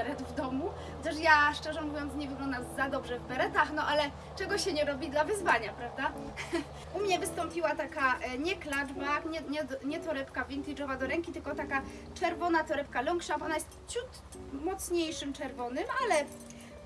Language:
Polish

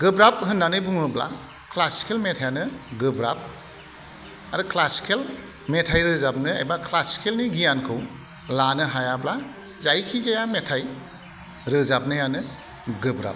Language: Bodo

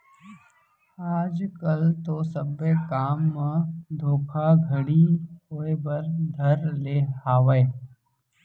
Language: Chhattisgarhi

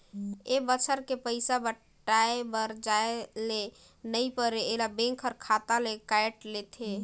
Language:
Chhattisgarhi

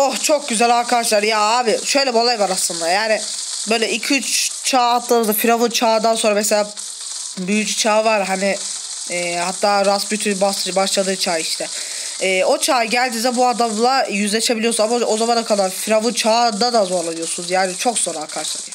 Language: Turkish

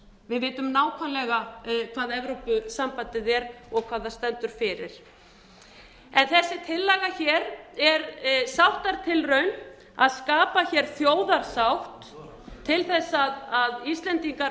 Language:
Icelandic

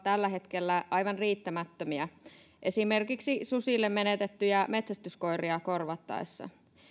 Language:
Finnish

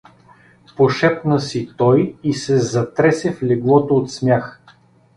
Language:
Bulgarian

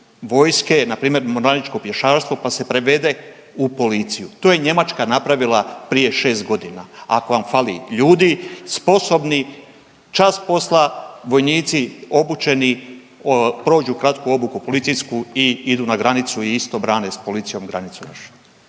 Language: Croatian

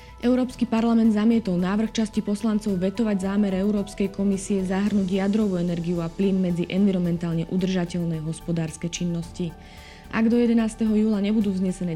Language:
Slovak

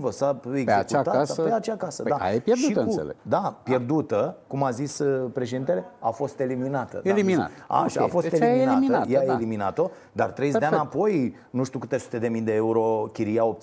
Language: Romanian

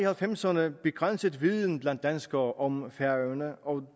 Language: Danish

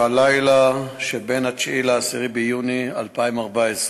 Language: Hebrew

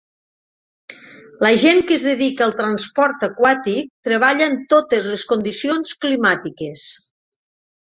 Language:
Catalan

